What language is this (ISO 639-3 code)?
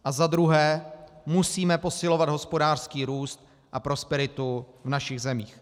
ces